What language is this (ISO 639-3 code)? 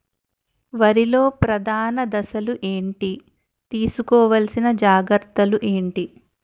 tel